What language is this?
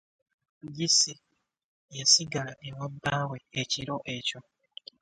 Ganda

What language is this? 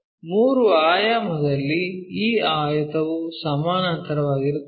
Kannada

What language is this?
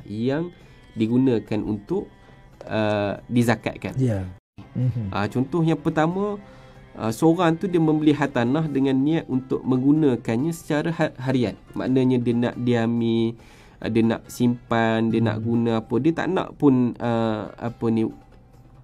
Malay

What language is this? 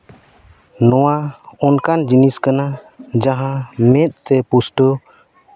Santali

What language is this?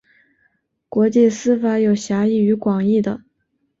Chinese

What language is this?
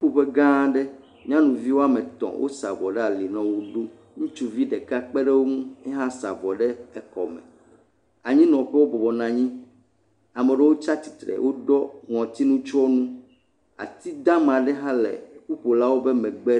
Ewe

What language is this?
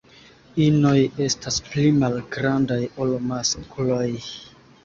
Esperanto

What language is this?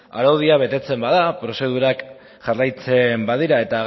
Basque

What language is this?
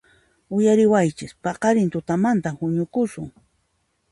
Puno Quechua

